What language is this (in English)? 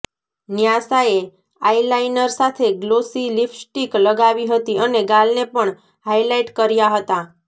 Gujarati